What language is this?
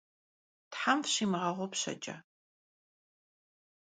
Kabardian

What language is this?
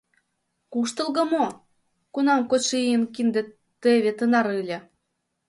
Mari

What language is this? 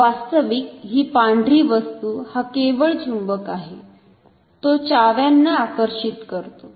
Marathi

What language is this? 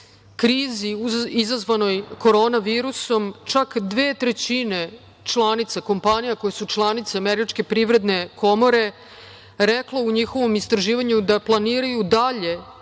Serbian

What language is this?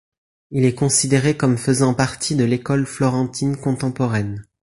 French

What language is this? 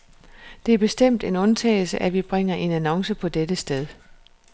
Danish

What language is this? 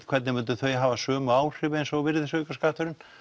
Icelandic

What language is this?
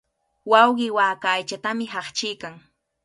Cajatambo North Lima Quechua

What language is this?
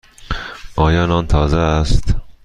Persian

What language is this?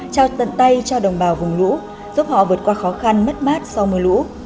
Vietnamese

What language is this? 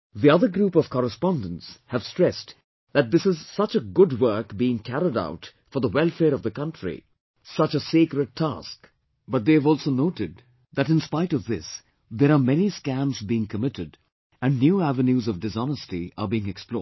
English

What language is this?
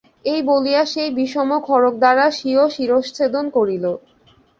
Bangla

